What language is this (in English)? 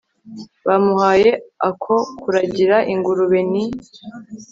Kinyarwanda